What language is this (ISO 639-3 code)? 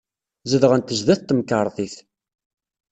kab